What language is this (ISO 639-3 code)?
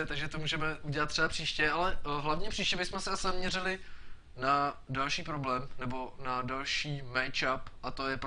ces